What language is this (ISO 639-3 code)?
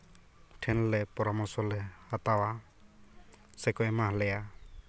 sat